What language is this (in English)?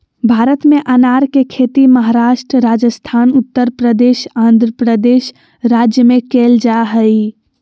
Magahi